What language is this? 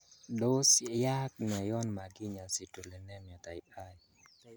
Kalenjin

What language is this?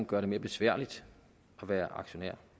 Danish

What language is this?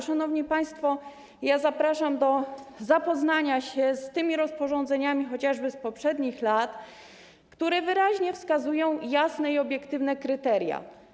Polish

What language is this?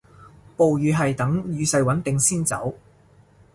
Cantonese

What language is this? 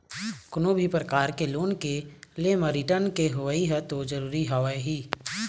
Chhattisgarhi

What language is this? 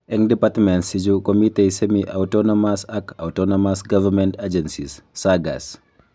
Kalenjin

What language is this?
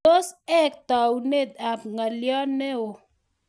Kalenjin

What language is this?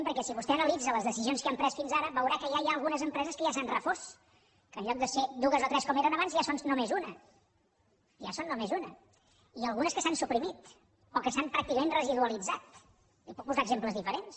Catalan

